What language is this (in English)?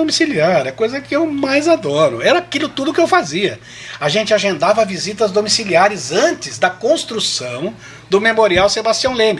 Portuguese